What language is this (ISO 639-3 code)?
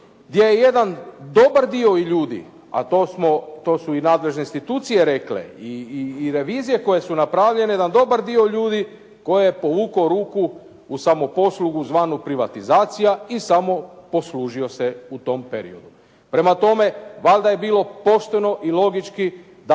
hrv